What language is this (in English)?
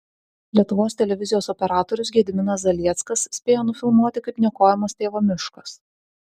Lithuanian